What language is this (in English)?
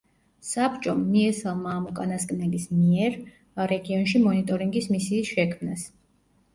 Georgian